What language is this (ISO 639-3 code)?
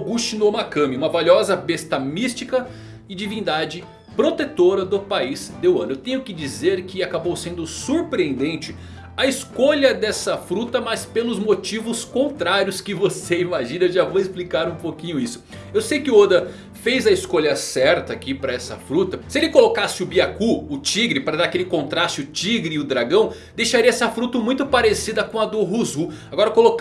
por